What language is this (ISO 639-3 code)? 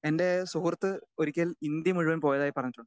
mal